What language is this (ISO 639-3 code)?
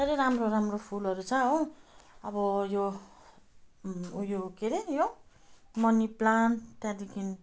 nep